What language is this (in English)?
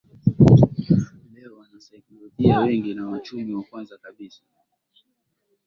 Swahili